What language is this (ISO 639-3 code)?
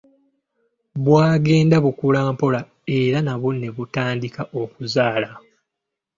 lug